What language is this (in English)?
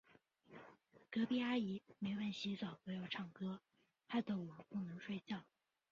Chinese